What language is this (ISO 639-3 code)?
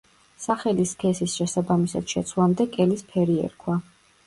kat